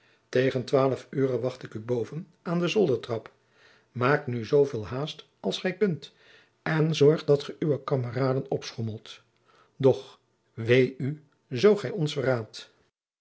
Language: Dutch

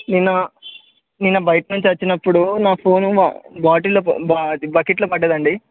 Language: Telugu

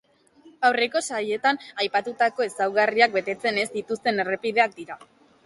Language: Basque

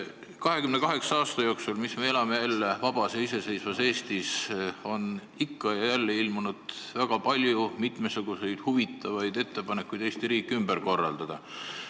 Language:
Estonian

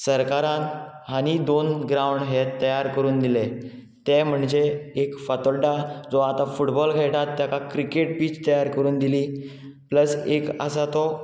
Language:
Konkani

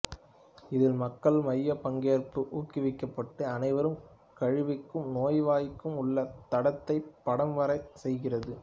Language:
Tamil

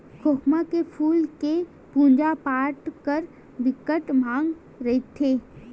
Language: Chhattisgarhi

